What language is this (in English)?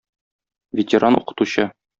Tatar